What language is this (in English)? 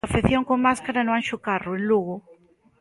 Galician